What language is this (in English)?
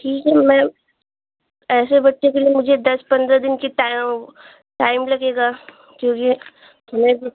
Hindi